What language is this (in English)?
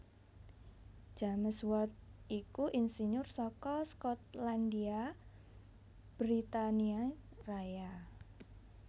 Javanese